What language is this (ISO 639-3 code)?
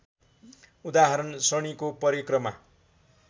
nep